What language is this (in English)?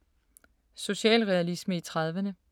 Danish